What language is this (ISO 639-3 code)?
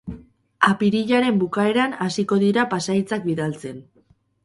eus